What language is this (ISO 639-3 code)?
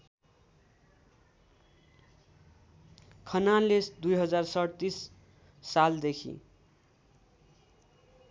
nep